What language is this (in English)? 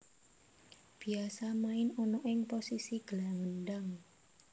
Javanese